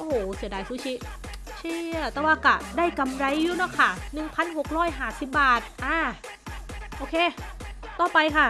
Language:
Thai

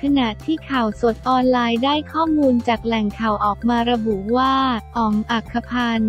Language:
Thai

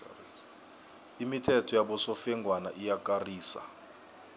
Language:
South Ndebele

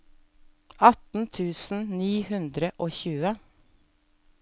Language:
Norwegian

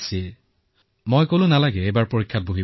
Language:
Assamese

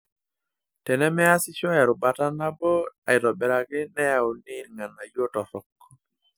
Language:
Masai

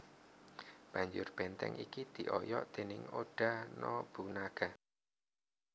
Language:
Javanese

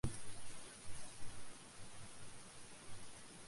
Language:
Western Frisian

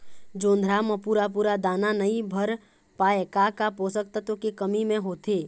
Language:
Chhattisgarhi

